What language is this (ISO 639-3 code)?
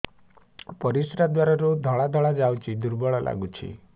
ori